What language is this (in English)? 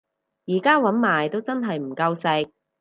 Cantonese